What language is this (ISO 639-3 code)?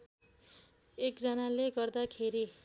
nep